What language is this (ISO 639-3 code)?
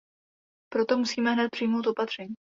ces